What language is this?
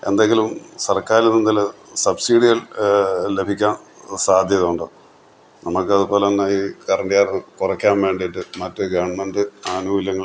Malayalam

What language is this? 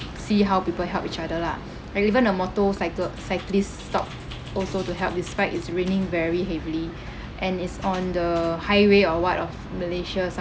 English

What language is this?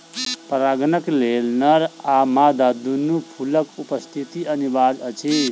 Maithili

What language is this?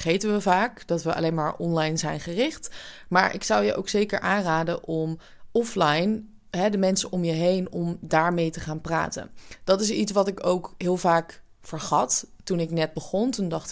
Dutch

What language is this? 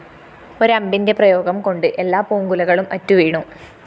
Malayalam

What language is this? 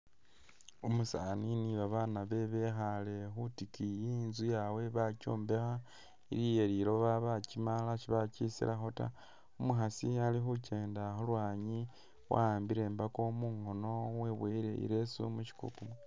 Masaaba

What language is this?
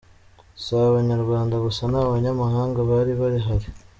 Kinyarwanda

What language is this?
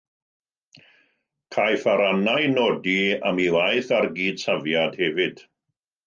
Welsh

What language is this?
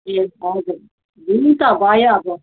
Nepali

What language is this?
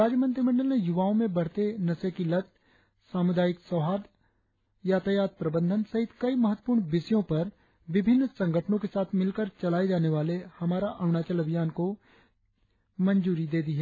Hindi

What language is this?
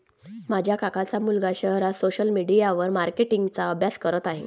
Marathi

